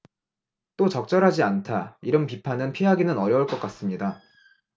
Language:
Korean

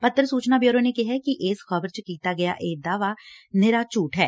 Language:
Punjabi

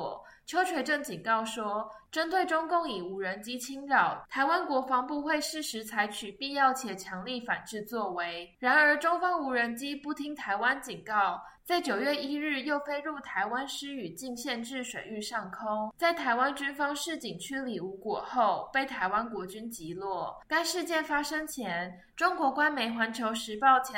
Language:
Chinese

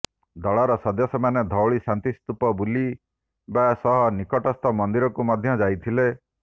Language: Odia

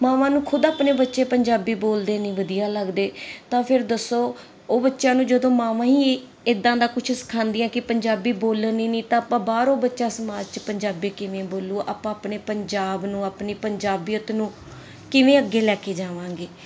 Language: Punjabi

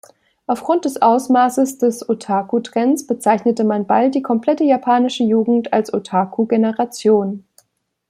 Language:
German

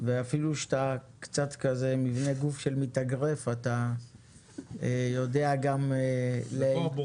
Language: Hebrew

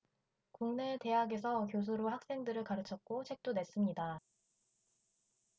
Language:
Korean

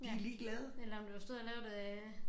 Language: Danish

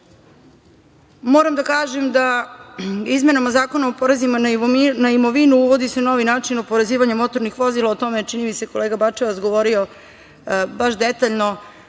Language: Serbian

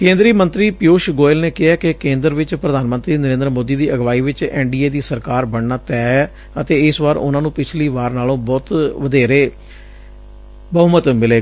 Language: Punjabi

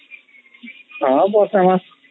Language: Odia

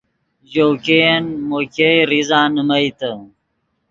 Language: Yidgha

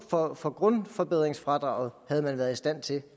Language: Danish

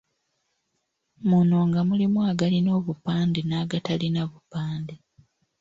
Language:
Ganda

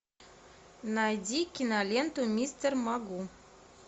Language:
Russian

